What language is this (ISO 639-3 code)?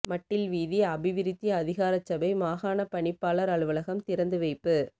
tam